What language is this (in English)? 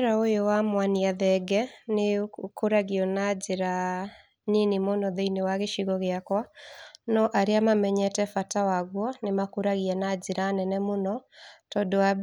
Kikuyu